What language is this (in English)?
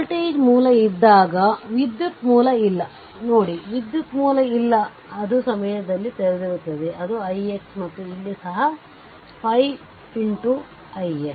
Kannada